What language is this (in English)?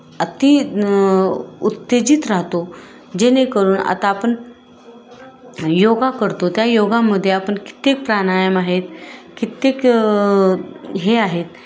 Marathi